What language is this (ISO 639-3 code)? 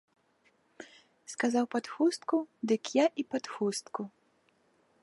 bel